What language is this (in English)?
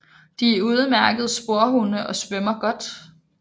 Danish